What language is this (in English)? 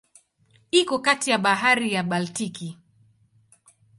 Swahili